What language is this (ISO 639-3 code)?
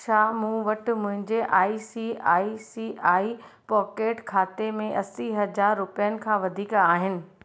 snd